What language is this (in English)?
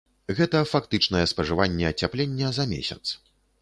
Belarusian